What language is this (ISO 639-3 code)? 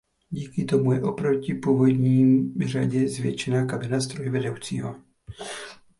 ces